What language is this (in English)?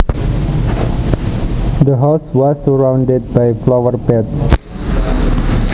Javanese